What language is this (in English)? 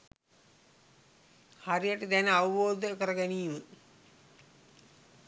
Sinhala